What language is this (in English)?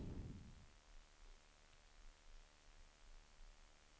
Swedish